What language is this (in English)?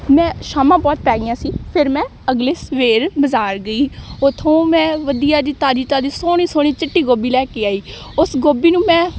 Punjabi